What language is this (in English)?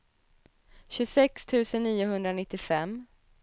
Swedish